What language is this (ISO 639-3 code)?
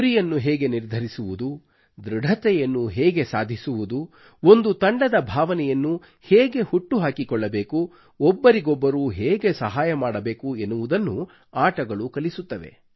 kan